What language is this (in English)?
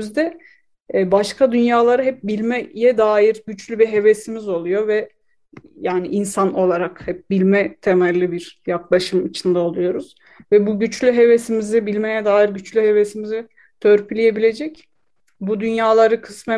Turkish